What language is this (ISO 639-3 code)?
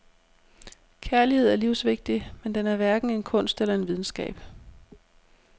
dan